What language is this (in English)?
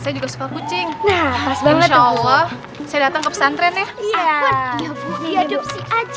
Indonesian